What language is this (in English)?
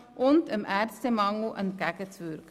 Swiss German